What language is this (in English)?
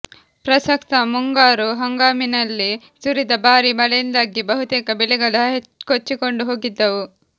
Kannada